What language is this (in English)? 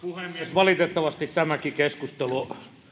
Finnish